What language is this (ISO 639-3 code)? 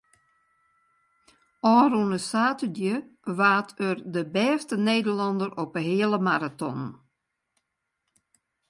fry